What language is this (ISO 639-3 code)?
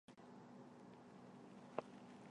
zho